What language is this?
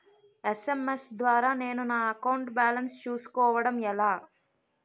Telugu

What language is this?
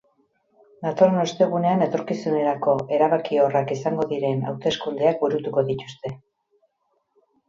Basque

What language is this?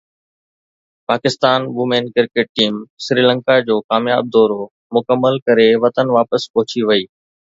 Sindhi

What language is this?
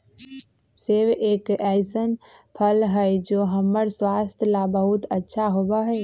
Magahi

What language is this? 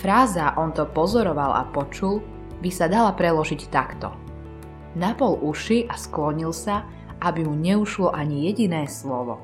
Slovak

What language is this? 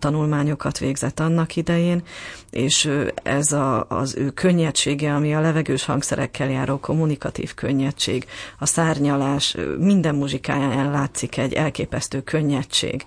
Hungarian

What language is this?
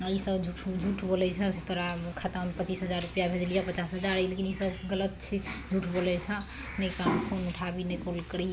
Maithili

